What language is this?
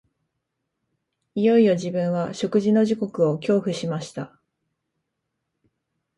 Japanese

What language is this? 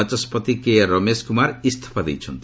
Odia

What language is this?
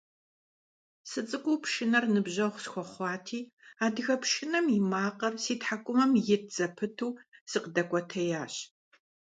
Kabardian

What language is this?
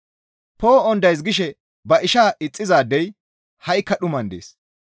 Gamo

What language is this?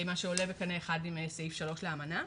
Hebrew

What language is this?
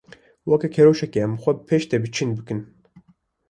Kurdish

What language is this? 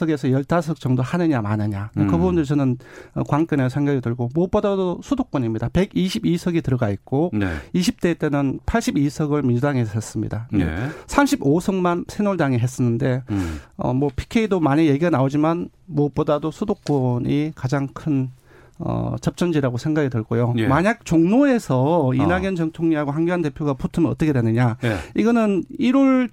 Korean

